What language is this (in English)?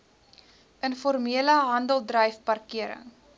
Afrikaans